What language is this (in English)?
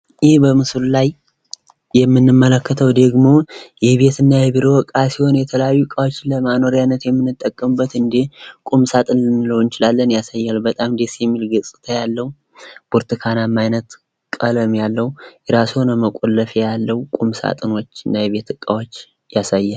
Amharic